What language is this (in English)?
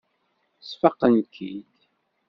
Kabyle